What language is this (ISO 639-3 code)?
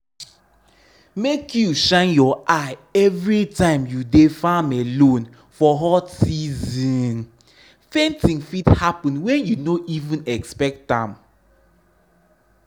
pcm